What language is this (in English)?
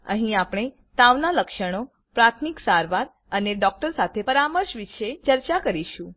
Gujarati